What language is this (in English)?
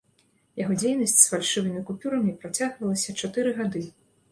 Belarusian